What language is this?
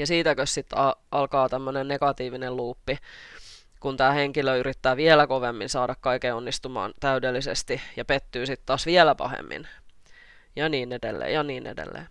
Finnish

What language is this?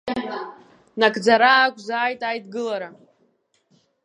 Abkhazian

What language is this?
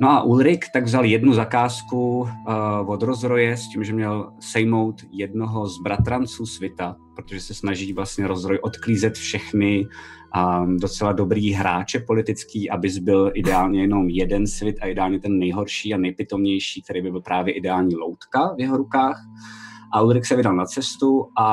Czech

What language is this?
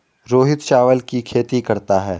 Hindi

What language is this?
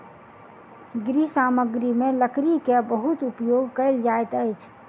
Maithili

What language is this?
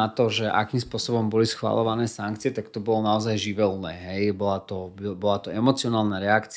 Slovak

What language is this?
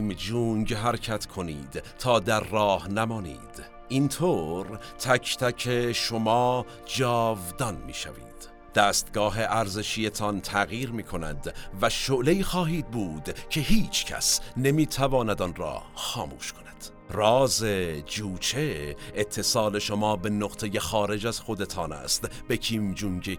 Persian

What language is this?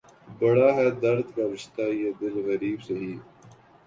Urdu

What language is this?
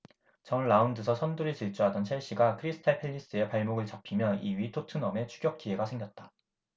Korean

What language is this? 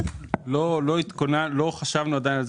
Hebrew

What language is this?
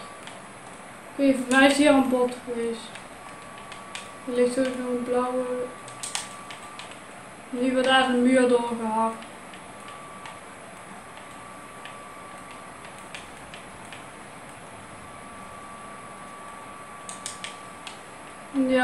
Dutch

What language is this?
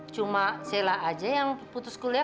Indonesian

